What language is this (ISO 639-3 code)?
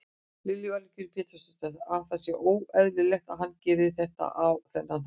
isl